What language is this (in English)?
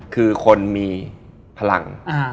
Thai